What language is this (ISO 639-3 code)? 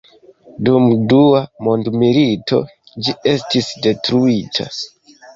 epo